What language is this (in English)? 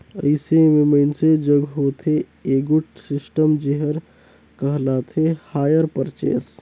Chhattisgarhi